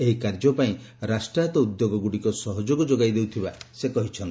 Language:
Odia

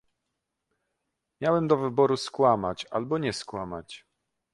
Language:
Polish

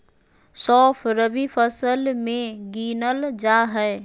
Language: Magahi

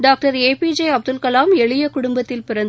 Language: Tamil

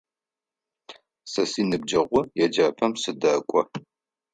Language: Adyghe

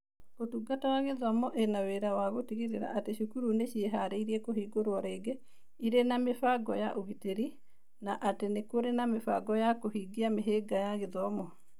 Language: Kikuyu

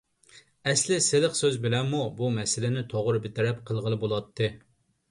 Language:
Uyghur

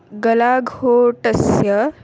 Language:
Sanskrit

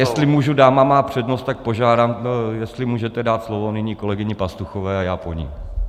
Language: Czech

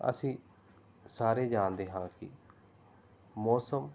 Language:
Punjabi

